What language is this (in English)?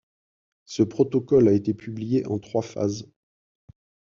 French